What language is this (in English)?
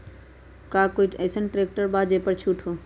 Magahi